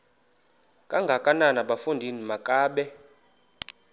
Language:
Xhosa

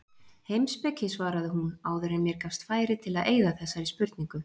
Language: Icelandic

